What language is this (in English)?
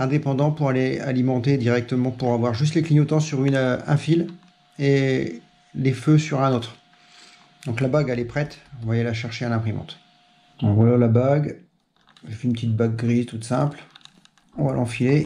French